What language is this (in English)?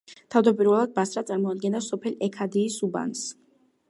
Georgian